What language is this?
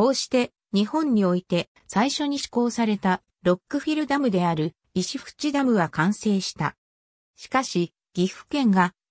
Japanese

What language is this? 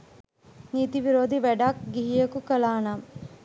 Sinhala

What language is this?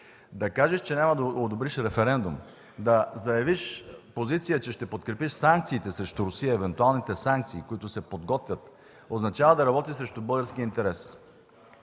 Bulgarian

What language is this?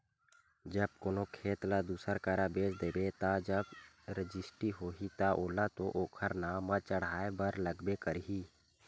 Chhattisgarhi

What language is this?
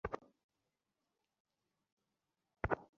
Bangla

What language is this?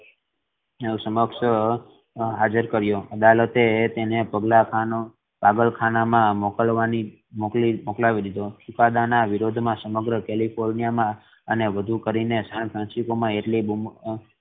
Gujarati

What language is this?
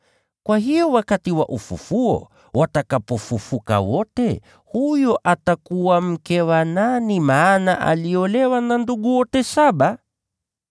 Swahili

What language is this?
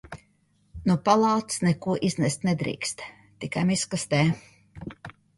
Latvian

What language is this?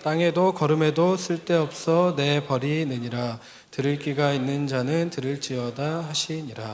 Korean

